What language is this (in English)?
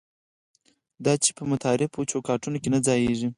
Pashto